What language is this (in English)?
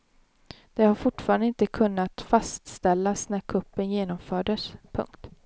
Swedish